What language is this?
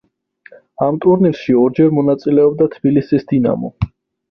Georgian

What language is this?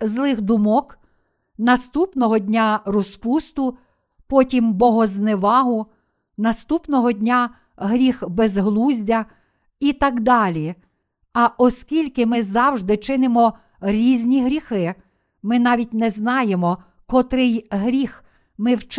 Ukrainian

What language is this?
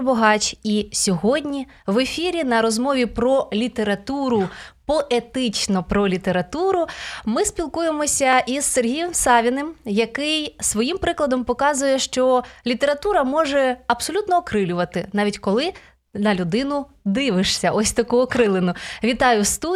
Ukrainian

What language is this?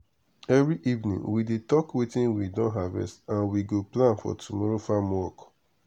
Nigerian Pidgin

